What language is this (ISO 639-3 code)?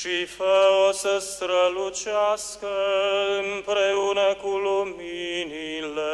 ron